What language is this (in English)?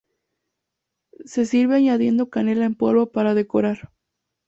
Spanish